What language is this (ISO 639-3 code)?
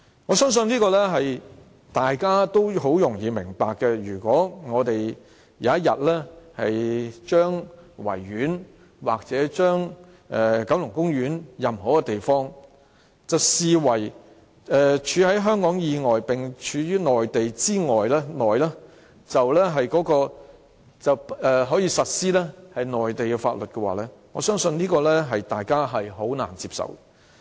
yue